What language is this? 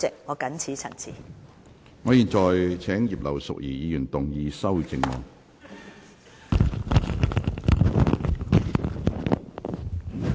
Cantonese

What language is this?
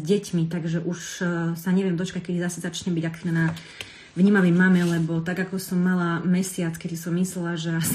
Slovak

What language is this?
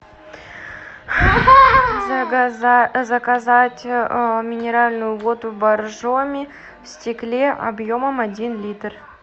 Russian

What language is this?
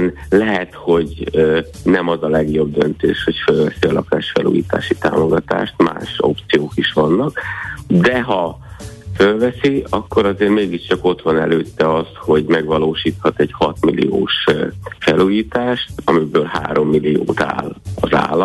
Hungarian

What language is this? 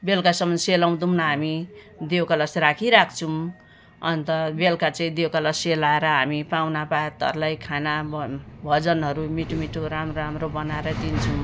Nepali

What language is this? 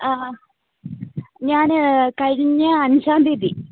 Malayalam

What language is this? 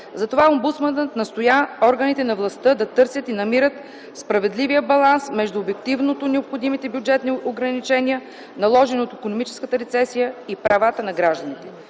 Bulgarian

